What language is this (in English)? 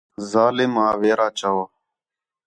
Khetrani